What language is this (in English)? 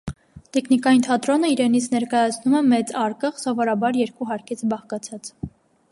Armenian